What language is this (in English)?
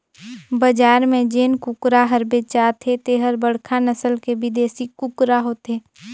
Chhattisgarhi